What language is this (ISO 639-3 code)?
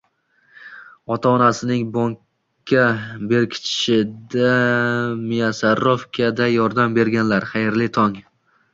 uzb